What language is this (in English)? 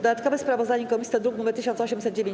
Polish